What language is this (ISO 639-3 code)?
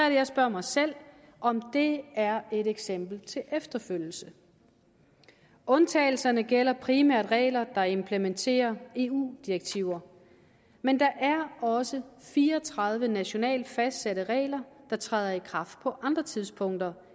dan